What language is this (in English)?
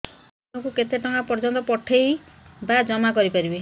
Odia